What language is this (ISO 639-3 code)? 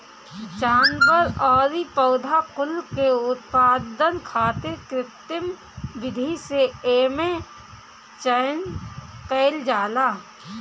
bho